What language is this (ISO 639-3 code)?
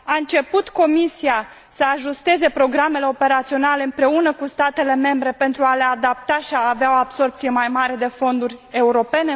ron